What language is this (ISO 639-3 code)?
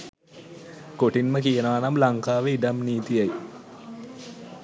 sin